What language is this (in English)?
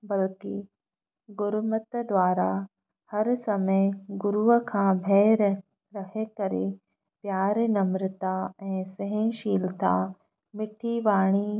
Sindhi